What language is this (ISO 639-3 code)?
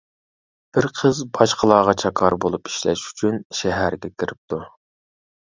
uig